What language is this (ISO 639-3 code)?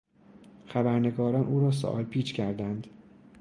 fas